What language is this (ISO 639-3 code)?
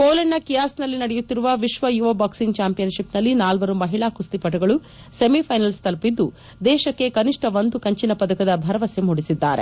kan